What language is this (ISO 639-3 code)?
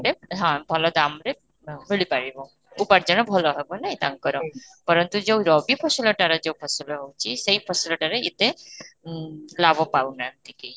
ori